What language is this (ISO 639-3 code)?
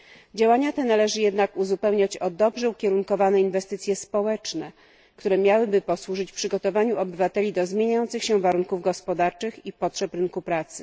pol